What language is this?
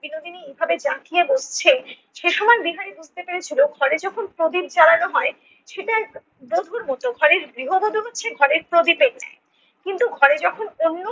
Bangla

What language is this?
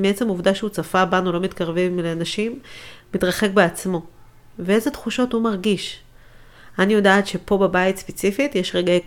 Hebrew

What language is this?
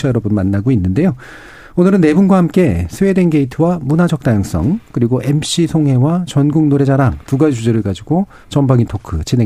Korean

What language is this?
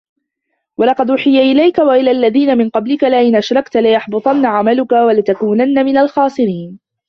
Arabic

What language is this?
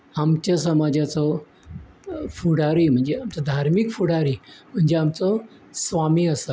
Konkani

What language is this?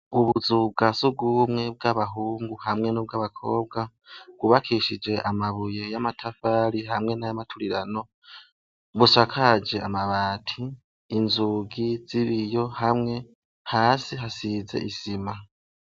Rundi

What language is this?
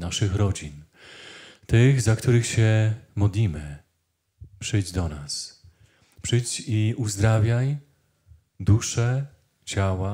Polish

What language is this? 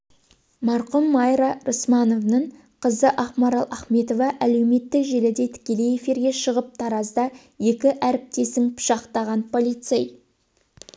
Kazakh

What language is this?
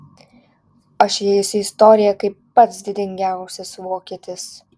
Lithuanian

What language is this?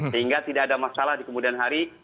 Indonesian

